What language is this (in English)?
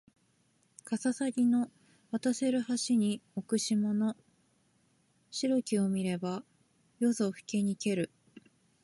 Japanese